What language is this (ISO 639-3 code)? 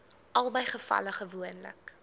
afr